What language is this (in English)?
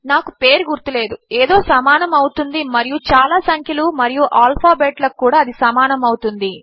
Telugu